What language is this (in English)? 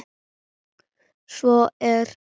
Icelandic